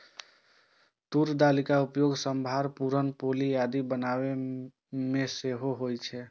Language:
Maithili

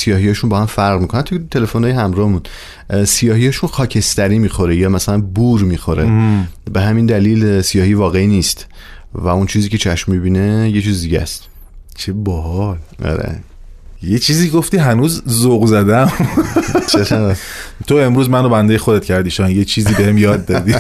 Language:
Persian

